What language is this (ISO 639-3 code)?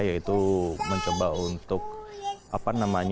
ind